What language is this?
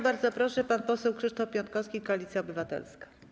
Polish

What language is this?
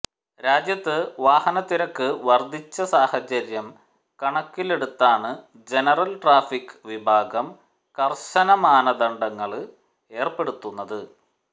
Malayalam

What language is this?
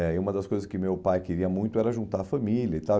Portuguese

